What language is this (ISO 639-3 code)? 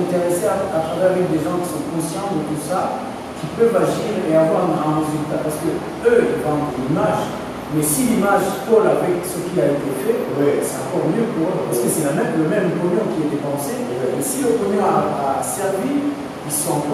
fra